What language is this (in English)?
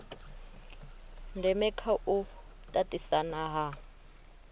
Venda